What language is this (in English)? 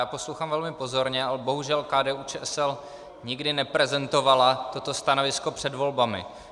Czech